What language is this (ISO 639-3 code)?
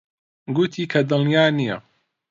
ckb